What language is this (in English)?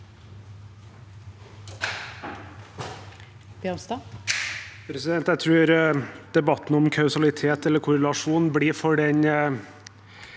Norwegian